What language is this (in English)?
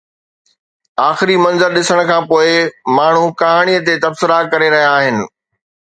Sindhi